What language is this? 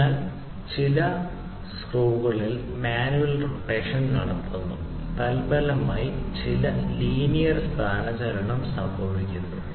Malayalam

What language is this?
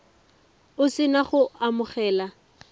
Tswana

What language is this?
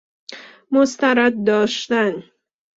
Persian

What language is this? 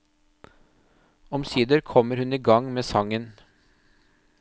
Norwegian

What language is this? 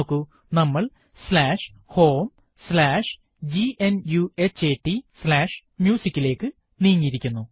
Malayalam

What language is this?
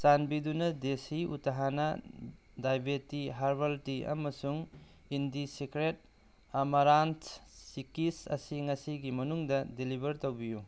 Manipuri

